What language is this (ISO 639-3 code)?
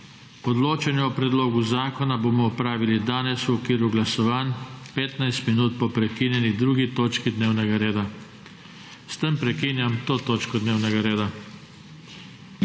slv